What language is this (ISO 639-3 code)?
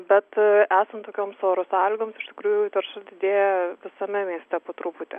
lit